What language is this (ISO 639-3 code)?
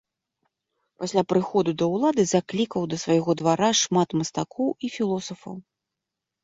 bel